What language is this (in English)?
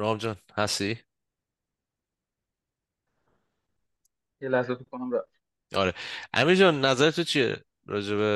Persian